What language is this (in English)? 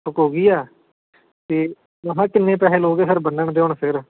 Punjabi